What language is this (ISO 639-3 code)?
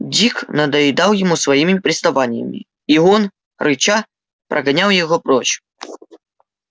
rus